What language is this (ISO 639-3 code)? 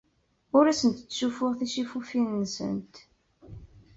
kab